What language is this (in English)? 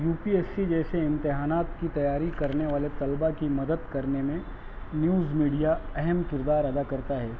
Urdu